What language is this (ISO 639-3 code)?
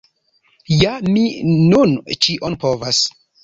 epo